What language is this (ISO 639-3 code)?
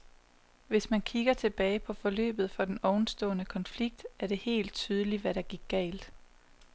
dan